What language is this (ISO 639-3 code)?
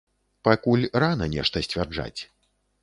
bel